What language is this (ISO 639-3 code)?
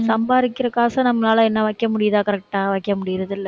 tam